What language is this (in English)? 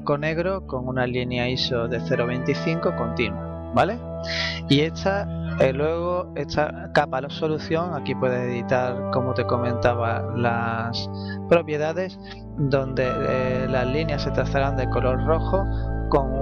Spanish